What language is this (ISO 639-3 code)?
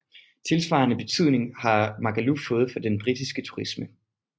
dan